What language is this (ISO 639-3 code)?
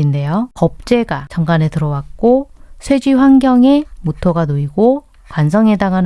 kor